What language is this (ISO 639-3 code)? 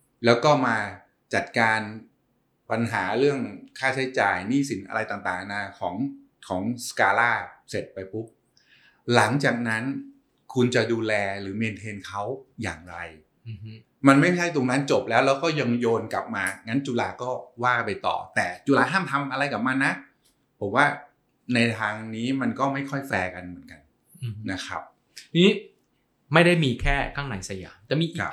tha